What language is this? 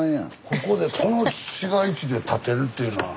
Japanese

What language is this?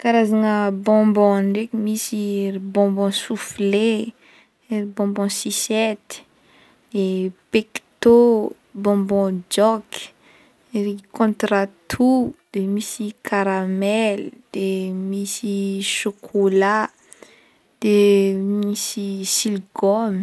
Northern Betsimisaraka Malagasy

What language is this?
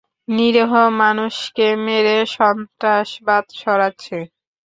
Bangla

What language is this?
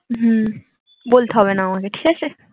Bangla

